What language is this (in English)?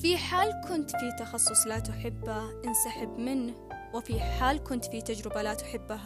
Arabic